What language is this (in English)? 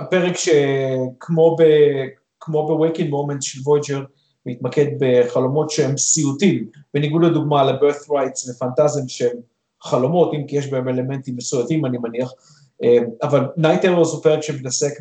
Hebrew